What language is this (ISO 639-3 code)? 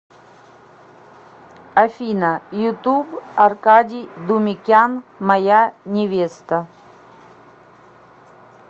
rus